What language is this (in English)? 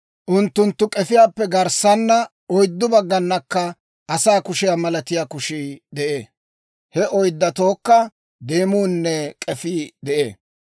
Dawro